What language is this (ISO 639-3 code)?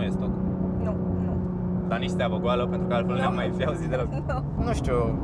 ron